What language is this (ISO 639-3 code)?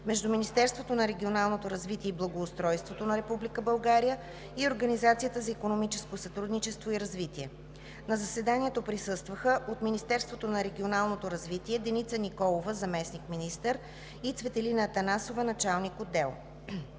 bul